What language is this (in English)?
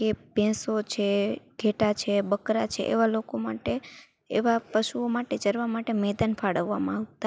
Gujarati